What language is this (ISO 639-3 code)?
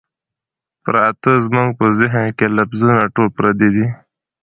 pus